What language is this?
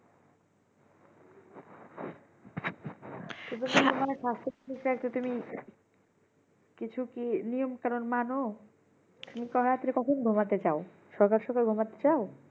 Bangla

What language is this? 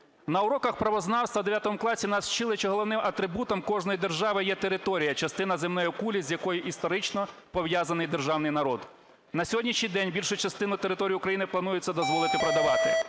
Ukrainian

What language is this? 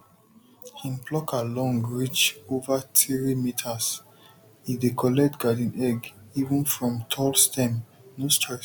Nigerian Pidgin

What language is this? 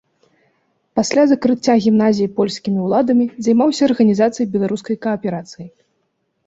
Belarusian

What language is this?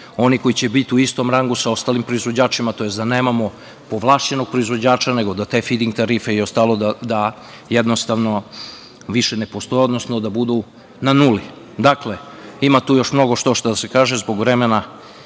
Serbian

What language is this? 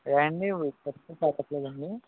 Telugu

